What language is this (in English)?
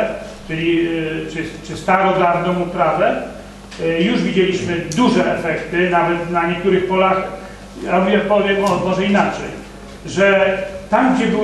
Polish